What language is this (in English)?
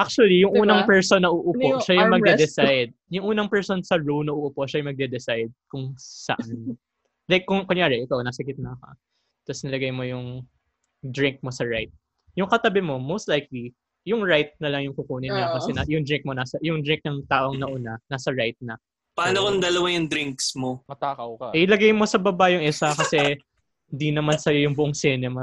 Filipino